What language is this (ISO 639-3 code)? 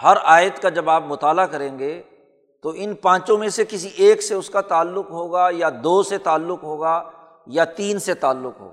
urd